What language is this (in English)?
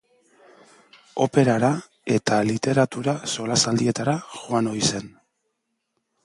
Basque